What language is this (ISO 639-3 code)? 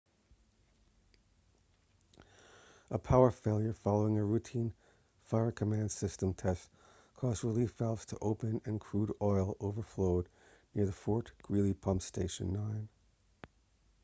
eng